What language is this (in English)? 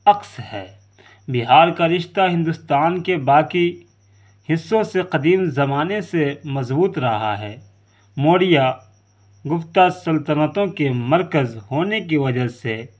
Urdu